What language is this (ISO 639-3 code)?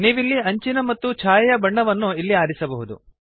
kan